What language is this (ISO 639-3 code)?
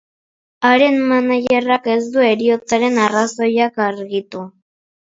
eus